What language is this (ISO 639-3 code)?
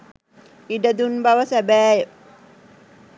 sin